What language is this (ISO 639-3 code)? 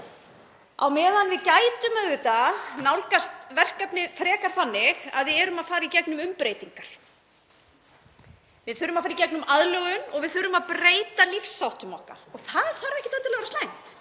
isl